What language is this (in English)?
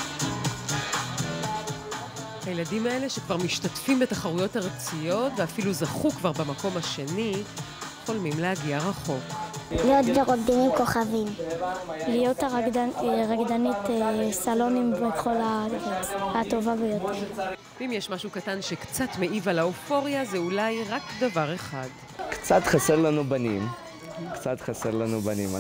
Hebrew